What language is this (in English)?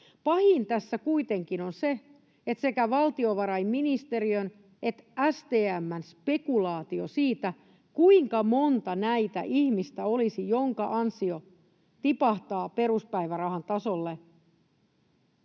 Finnish